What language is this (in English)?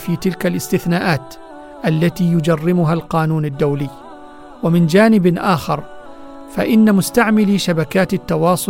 Arabic